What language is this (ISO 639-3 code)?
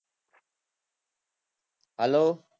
guj